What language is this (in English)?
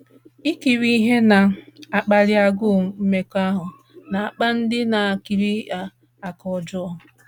Igbo